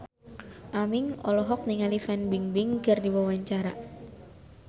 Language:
Sundanese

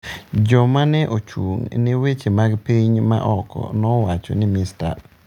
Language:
Luo (Kenya and Tanzania)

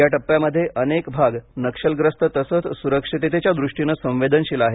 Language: Marathi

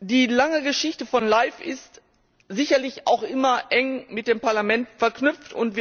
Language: German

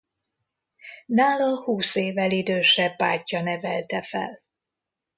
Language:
Hungarian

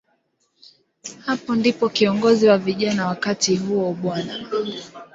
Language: Swahili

